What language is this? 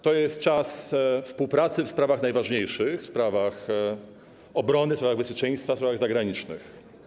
Polish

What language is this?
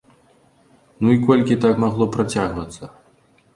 Belarusian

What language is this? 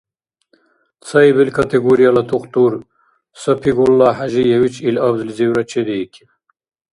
Dargwa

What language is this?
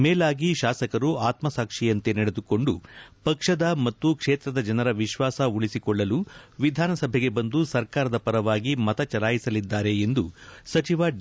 Kannada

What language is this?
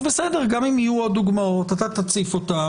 Hebrew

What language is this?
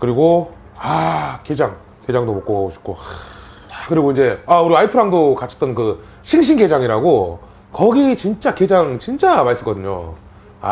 Korean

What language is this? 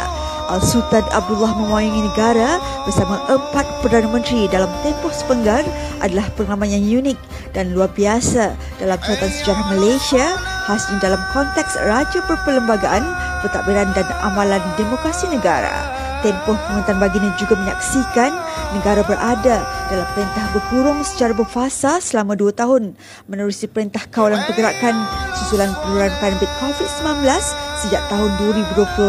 Malay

